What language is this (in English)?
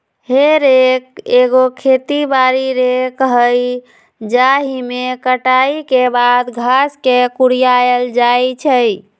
Magahi